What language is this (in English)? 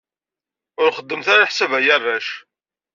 Kabyle